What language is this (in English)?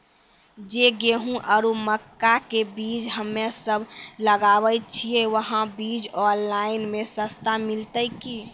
Maithili